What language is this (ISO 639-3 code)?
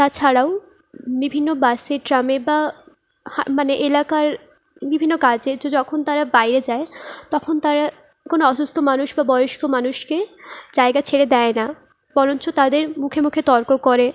ben